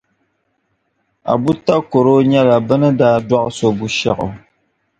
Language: Dagbani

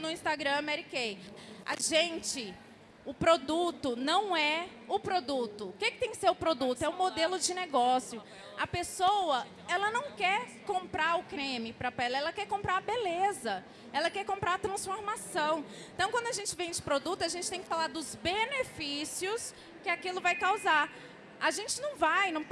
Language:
Portuguese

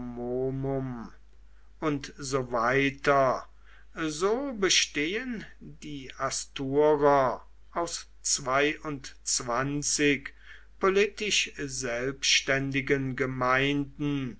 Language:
German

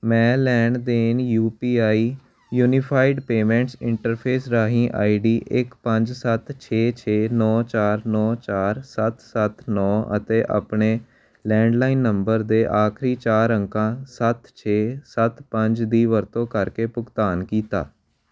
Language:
Punjabi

